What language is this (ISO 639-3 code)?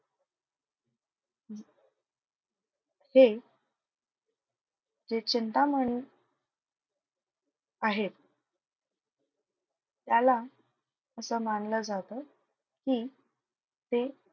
mar